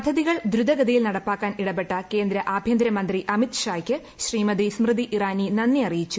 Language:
Malayalam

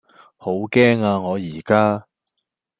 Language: Cantonese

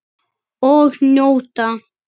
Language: Icelandic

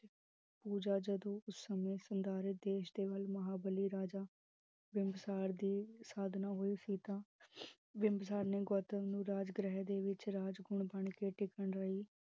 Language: Punjabi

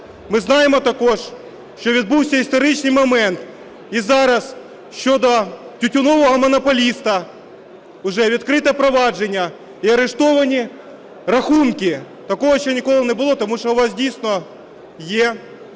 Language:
Ukrainian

